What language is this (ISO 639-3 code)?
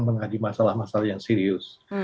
ind